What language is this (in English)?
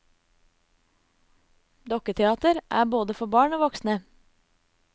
Norwegian